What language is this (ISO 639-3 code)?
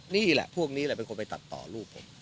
tha